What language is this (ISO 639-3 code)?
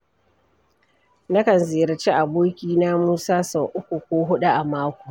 hau